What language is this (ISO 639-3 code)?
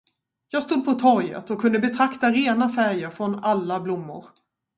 swe